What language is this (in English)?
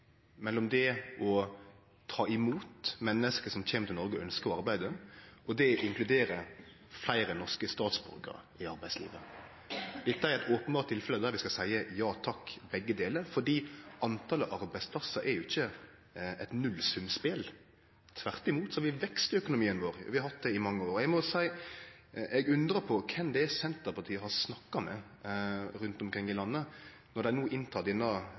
Norwegian Nynorsk